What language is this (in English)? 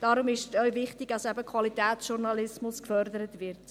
Swiss German